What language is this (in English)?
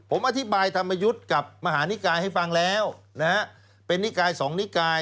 Thai